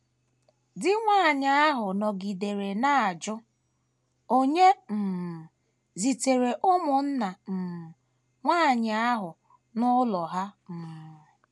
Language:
Igbo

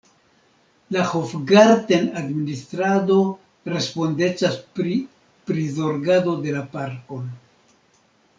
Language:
Esperanto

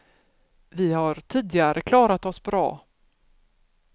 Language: Swedish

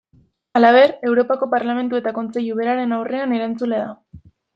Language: Basque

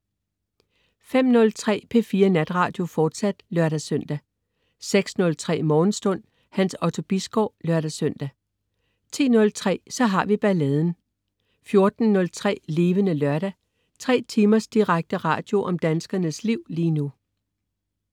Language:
Danish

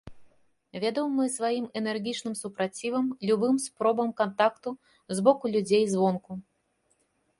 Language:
Belarusian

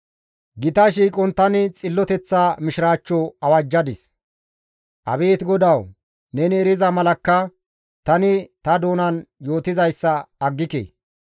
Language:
Gamo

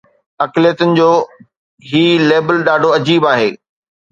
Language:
Sindhi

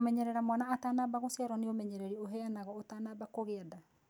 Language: Kikuyu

